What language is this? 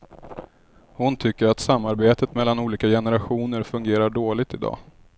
Swedish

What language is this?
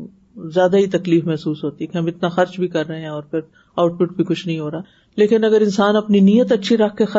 Urdu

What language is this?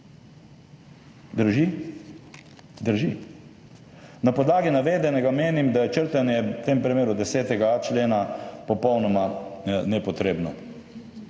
Slovenian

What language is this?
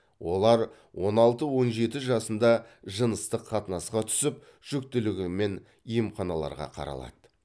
Kazakh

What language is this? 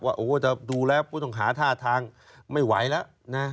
Thai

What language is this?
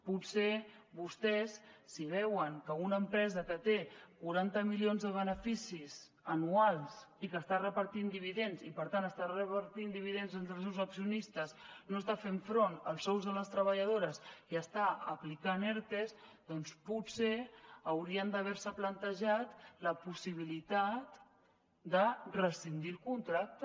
Catalan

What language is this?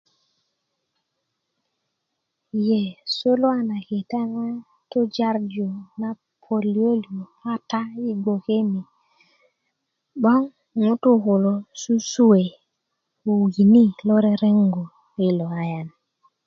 Kuku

